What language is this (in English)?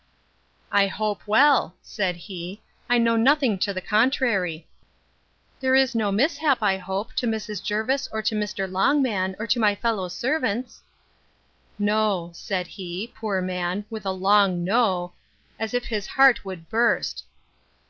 English